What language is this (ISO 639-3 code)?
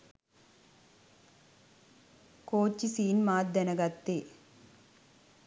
sin